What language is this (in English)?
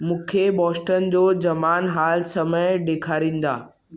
Sindhi